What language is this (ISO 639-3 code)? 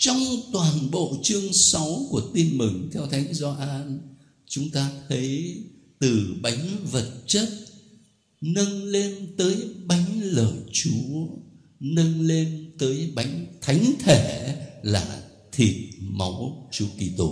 vie